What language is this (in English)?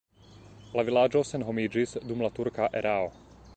Esperanto